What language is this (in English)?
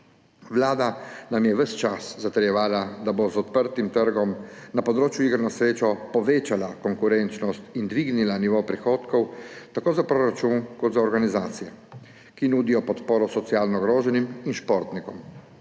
Slovenian